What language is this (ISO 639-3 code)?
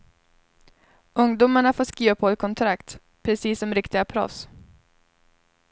swe